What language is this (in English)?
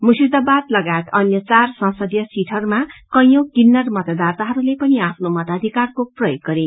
Nepali